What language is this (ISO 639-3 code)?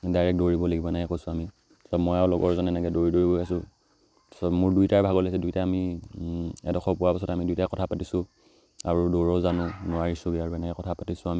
asm